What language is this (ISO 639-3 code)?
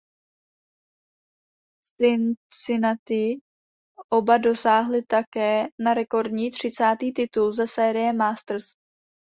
ces